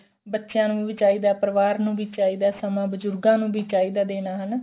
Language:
Punjabi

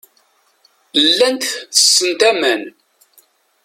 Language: Kabyle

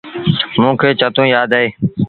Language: Sindhi Bhil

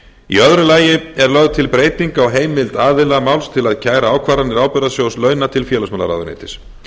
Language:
Icelandic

